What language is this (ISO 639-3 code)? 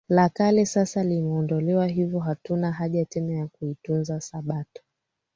swa